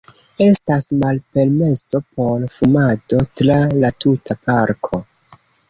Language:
Esperanto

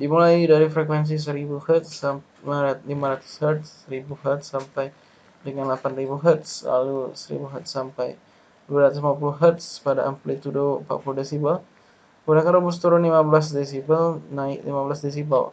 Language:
Indonesian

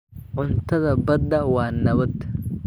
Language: Somali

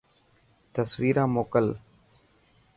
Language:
Dhatki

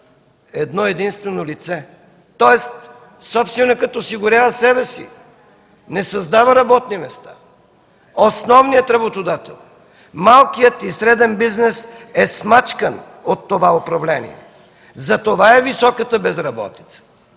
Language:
Bulgarian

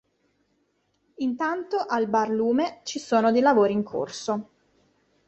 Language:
Italian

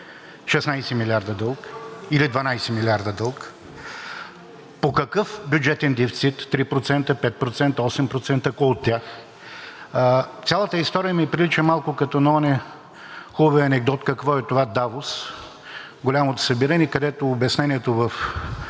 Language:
Bulgarian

